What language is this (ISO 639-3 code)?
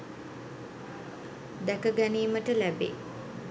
sin